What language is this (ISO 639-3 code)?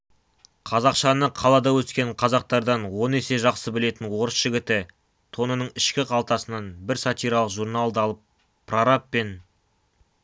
kaz